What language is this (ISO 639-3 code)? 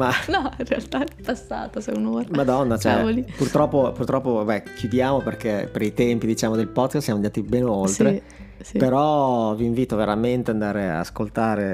ita